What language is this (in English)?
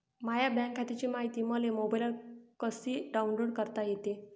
Marathi